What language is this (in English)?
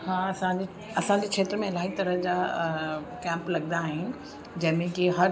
Sindhi